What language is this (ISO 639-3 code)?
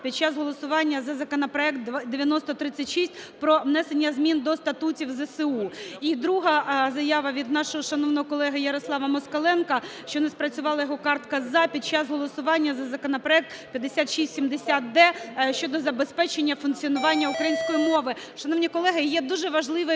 ukr